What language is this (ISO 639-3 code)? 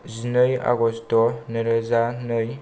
brx